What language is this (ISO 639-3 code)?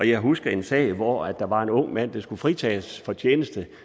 dan